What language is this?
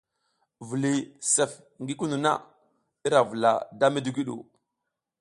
South Giziga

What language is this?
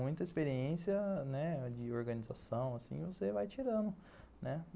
Portuguese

